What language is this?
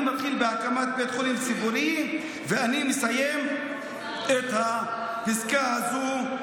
Hebrew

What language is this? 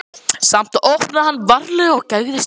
Icelandic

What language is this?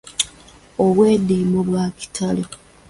Ganda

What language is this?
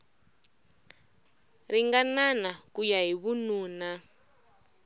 Tsonga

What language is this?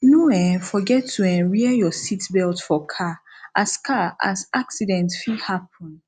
Nigerian Pidgin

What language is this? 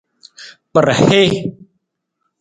Nawdm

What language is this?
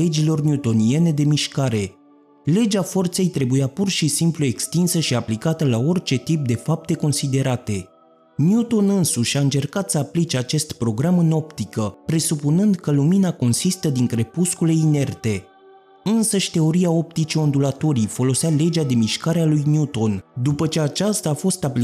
Romanian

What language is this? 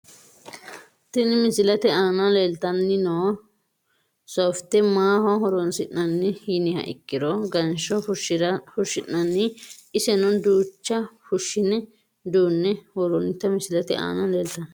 Sidamo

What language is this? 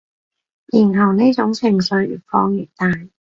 Cantonese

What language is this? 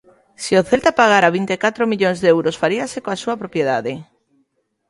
Galician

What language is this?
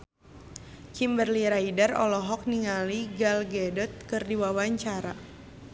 Sundanese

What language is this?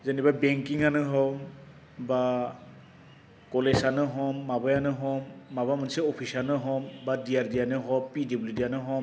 Bodo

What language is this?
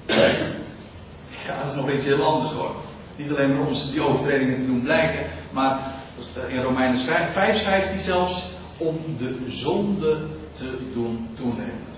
Dutch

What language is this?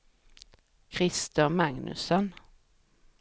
Swedish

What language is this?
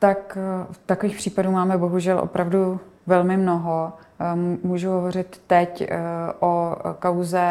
Czech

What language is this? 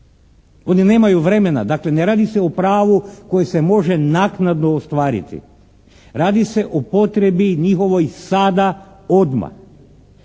Croatian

